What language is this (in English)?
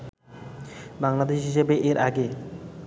Bangla